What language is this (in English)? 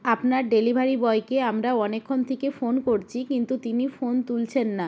Bangla